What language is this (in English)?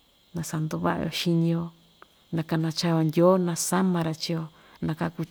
Ixtayutla Mixtec